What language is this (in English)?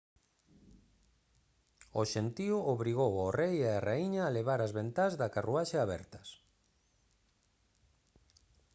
Galician